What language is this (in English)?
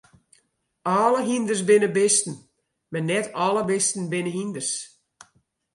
Western Frisian